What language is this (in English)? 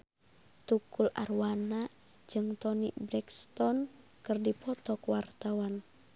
Sundanese